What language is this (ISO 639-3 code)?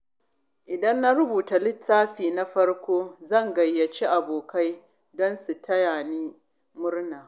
hau